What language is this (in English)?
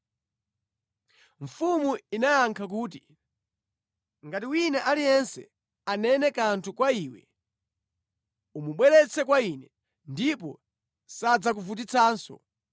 Nyanja